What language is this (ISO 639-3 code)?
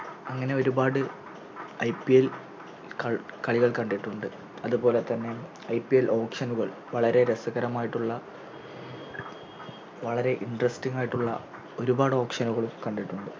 mal